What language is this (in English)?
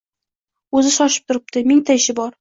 Uzbek